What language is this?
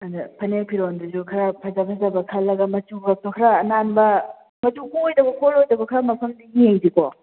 Manipuri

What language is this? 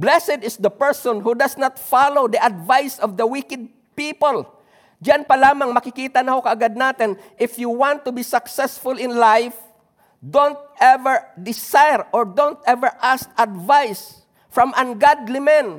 Filipino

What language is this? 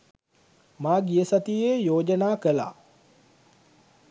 Sinhala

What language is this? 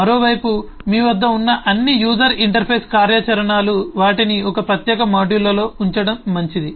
Telugu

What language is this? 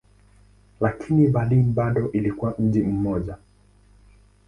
Swahili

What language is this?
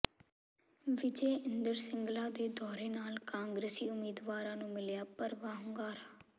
Punjabi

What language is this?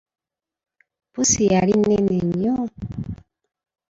Ganda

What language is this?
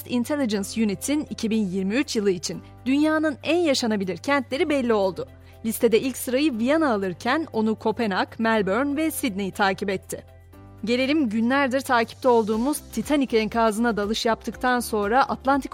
Turkish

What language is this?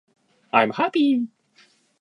Japanese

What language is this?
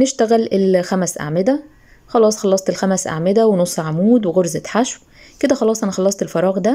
Arabic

